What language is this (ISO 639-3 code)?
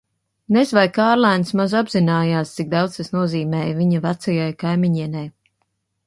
lav